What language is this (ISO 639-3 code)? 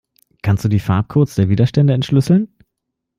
deu